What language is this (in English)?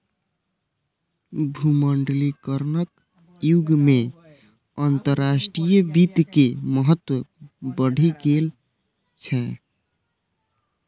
Maithili